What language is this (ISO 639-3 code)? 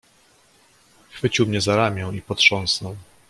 pol